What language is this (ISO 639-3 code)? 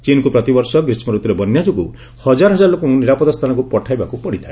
ori